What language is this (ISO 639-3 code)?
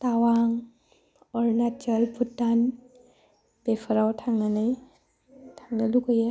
brx